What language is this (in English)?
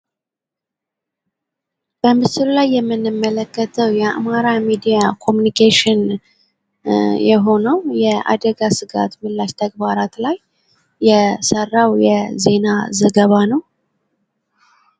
Amharic